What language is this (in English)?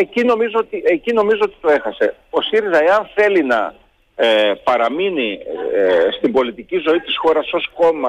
Greek